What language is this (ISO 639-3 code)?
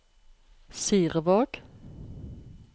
nor